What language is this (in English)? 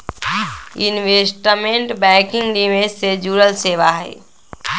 Magahi